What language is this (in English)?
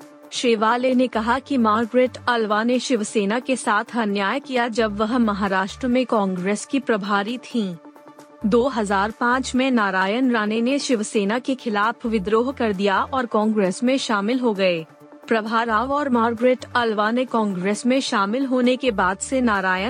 Hindi